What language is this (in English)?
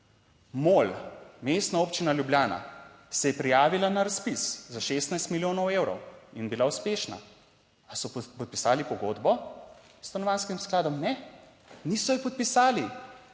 Slovenian